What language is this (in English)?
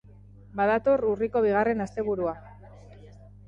Basque